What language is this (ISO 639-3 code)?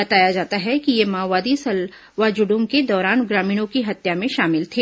hin